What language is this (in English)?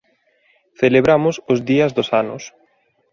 Galician